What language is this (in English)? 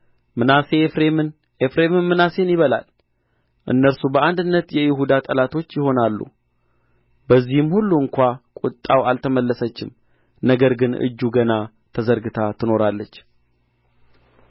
Amharic